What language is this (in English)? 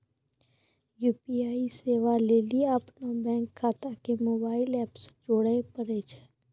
Maithili